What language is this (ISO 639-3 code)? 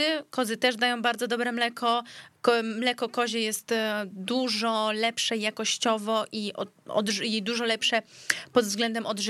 pol